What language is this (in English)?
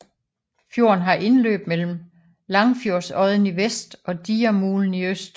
Danish